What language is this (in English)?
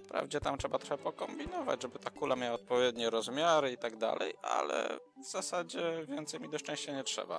Polish